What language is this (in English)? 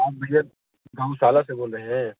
Hindi